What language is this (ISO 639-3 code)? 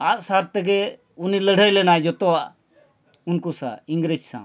sat